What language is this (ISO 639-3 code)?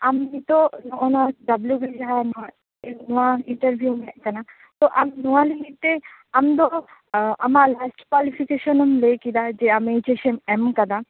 sat